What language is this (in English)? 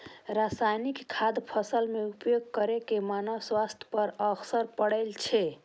Maithili